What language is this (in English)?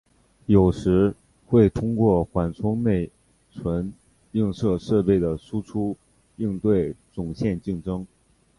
Chinese